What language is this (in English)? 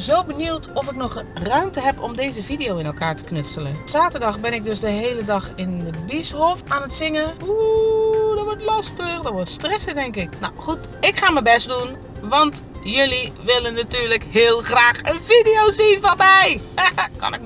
Dutch